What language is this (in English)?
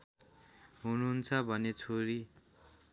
Nepali